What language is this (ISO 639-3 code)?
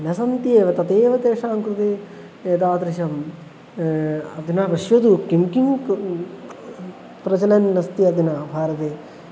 san